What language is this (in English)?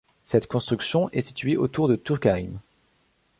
French